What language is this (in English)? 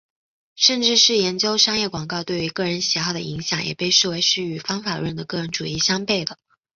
Chinese